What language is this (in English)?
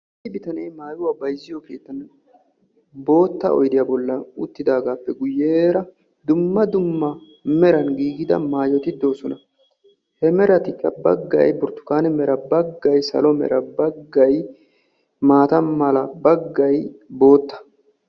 Wolaytta